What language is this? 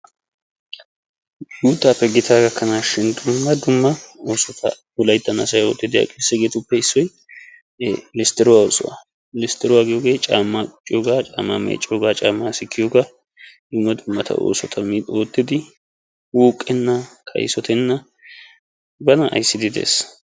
Wolaytta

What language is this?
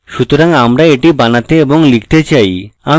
Bangla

